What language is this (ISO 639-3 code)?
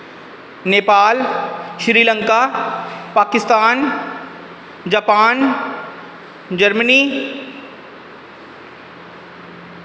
doi